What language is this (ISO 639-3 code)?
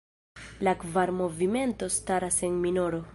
epo